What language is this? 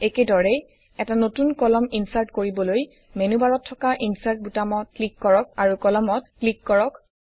Assamese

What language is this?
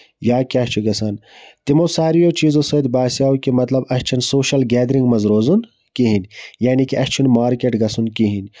Kashmiri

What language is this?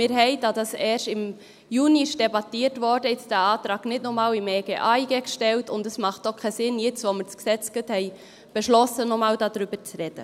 Swiss German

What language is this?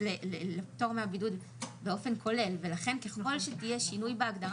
Hebrew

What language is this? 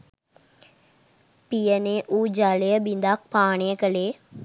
Sinhala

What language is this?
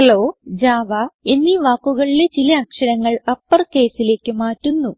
Malayalam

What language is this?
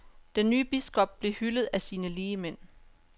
Danish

